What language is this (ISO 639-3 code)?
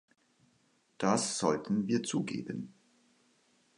deu